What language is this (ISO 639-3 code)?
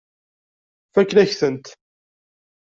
kab